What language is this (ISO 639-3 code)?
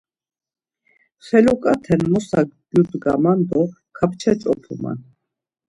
lzz